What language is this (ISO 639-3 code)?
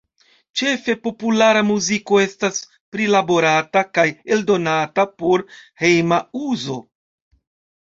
epo